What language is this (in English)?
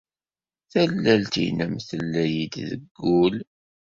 Kabyle